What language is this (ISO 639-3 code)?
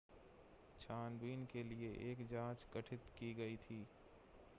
hin